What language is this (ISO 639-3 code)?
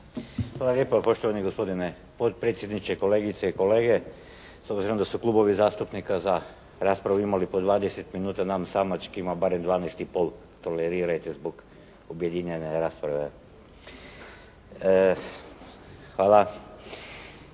hrv